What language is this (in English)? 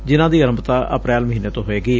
Punjabi